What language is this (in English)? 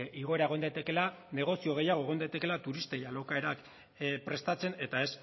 Basque